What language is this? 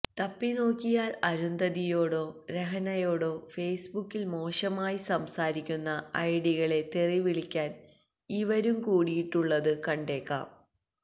Malayalam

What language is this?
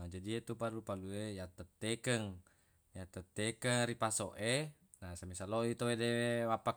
Buginese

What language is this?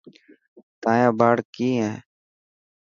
Dhatki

